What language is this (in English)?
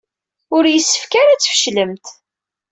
Kabyle